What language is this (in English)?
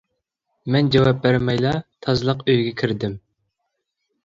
Uyghur